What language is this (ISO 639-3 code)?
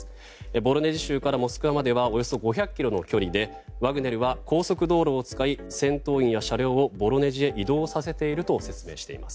jpn